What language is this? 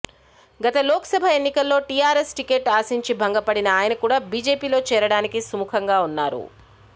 Telugu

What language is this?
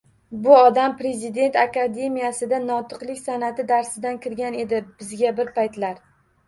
Uzbek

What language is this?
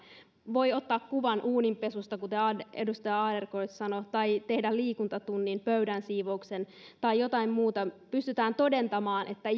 Finnish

